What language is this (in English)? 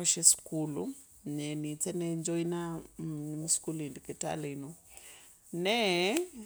Kabras